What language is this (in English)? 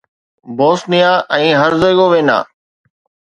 Sindhi